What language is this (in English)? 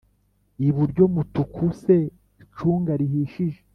Kinyarwanda